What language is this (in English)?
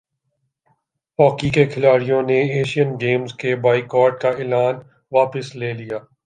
Urdu